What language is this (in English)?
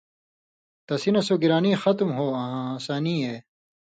Indus Kohistani